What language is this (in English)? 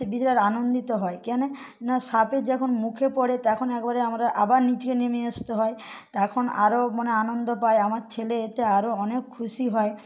Bangla